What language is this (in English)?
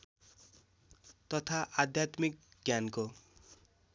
Nepali